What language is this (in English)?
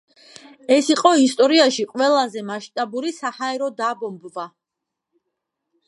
Georgian